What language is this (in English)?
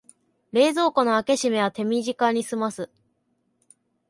Japanese